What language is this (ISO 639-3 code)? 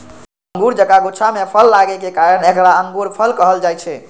mai